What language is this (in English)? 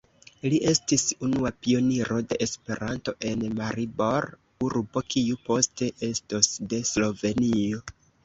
Esperanto